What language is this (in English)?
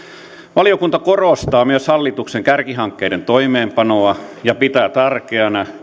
Finnish